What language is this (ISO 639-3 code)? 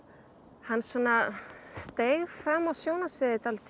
isl